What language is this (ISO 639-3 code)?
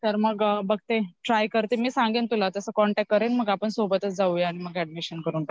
mar